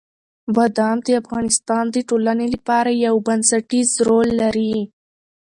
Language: Pashto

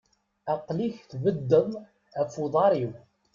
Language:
Kabyle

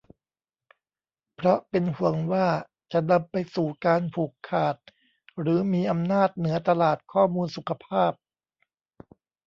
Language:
Thai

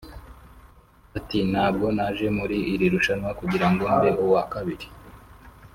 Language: Kinyarwanda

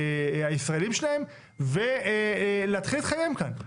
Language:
Hebrew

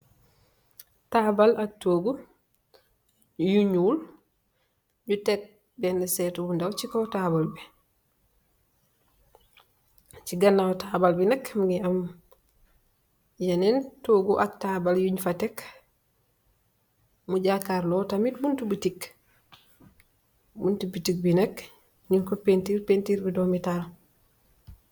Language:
Wolof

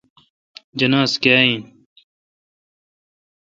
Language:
Kalkoti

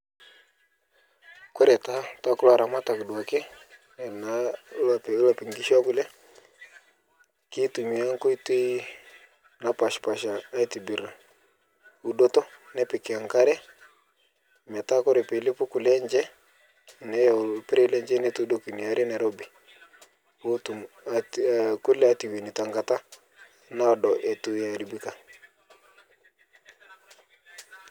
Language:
Masai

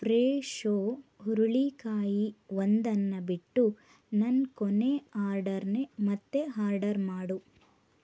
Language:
Kannada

